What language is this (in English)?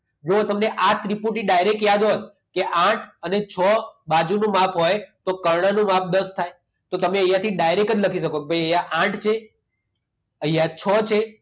Gujarati